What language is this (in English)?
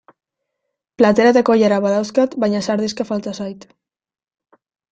Basque